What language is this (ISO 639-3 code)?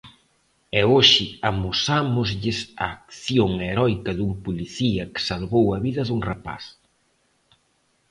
glg